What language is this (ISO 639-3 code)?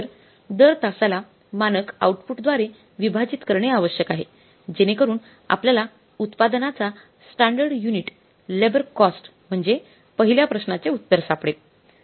mar